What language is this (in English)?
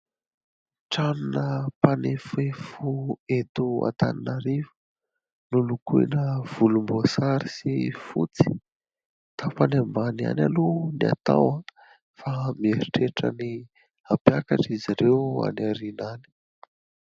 Malagasy